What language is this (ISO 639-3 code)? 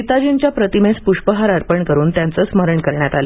mar